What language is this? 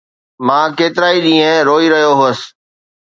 Sindhi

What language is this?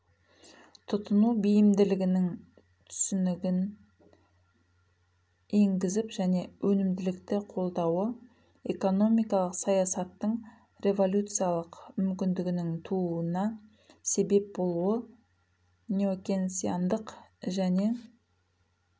Kazakh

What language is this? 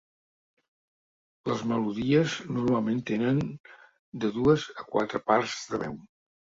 Catalan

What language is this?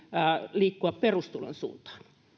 Finnish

